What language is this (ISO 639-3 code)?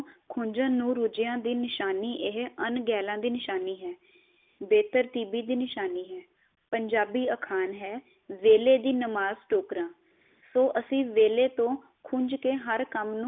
pan